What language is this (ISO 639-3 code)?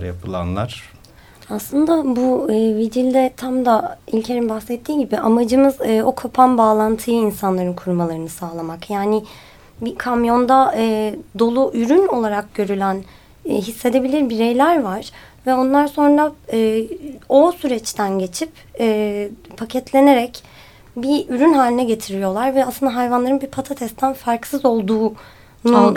tur